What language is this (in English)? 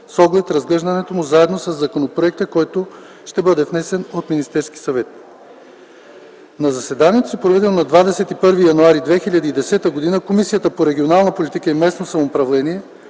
Bulgarian